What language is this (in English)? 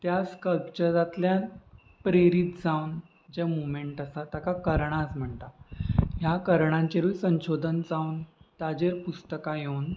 Konkani